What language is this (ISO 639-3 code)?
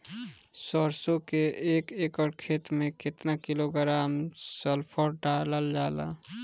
bho